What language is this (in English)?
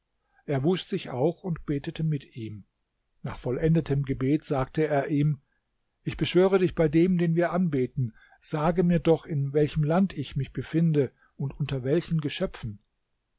German